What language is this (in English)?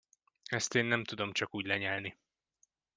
Hungarian